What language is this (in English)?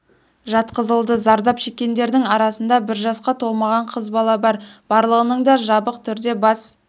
Kazakh